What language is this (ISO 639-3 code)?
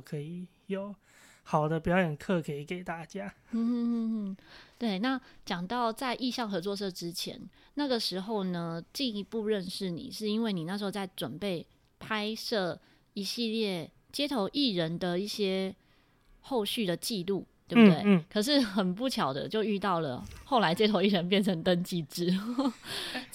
zho